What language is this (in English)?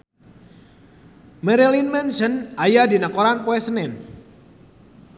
Sundanese